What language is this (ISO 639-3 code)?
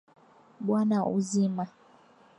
swa